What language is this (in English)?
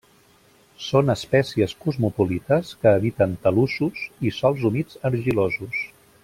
Catalan